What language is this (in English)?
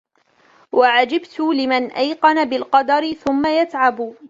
Arabic